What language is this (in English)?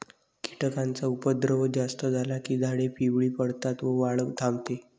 Marathi